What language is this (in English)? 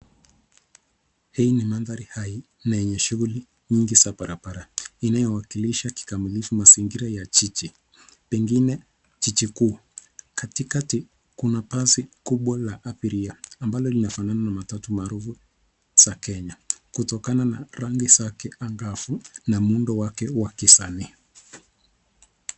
Swahili